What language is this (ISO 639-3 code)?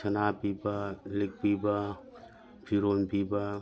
mni